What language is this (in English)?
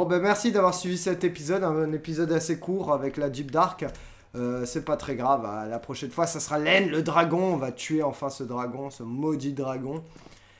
French